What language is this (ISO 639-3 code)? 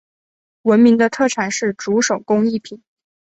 zho